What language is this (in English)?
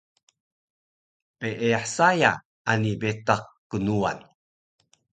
Taroko